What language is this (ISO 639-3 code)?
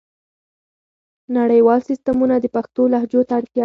pus